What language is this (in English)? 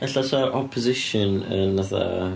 Welsh